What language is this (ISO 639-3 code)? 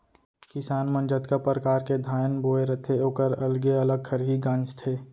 hne